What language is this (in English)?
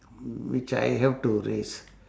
English